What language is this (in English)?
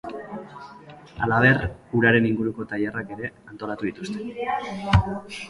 Basque